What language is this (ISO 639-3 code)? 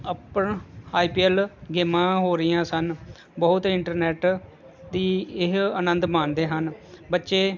pan